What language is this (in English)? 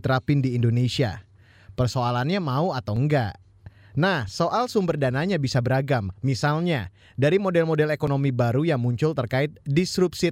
Indonesian